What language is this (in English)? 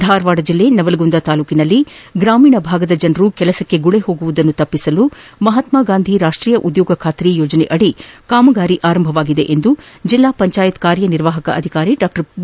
Kannada